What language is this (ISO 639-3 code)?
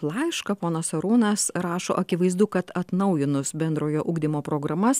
lit